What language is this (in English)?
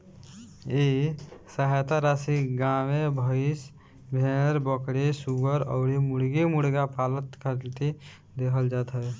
Bhojpuri